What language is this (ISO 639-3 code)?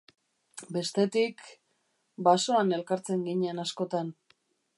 eus